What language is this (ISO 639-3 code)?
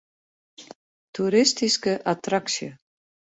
fry